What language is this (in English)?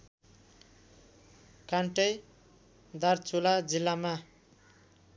Nepali